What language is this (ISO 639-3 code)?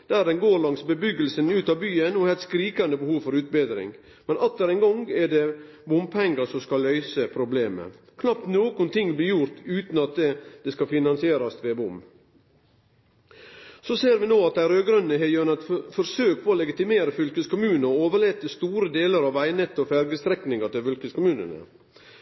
nno